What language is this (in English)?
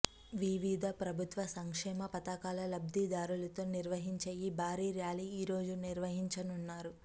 Telugu